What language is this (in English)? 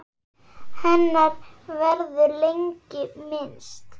Icelandic